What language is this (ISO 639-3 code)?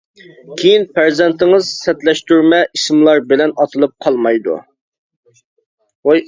uig